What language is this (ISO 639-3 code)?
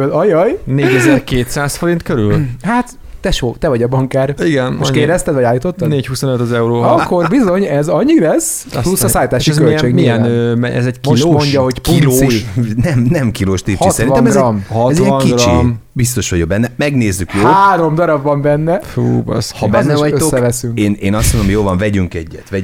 hun